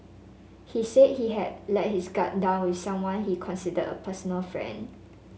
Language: English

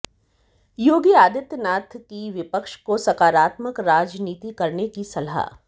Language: Hindi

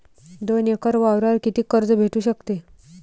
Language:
Marathi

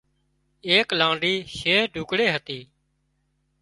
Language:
Wadiyara Koli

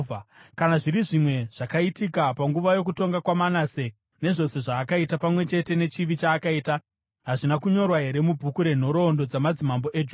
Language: Shona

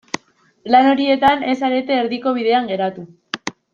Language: Basque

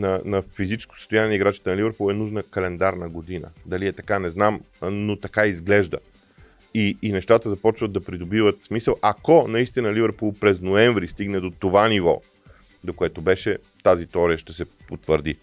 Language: Bulgarian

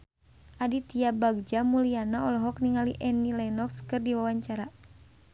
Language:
Sundanese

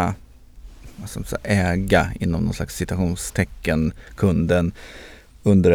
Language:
Swedish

